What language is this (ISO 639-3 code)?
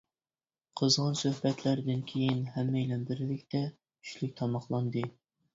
uig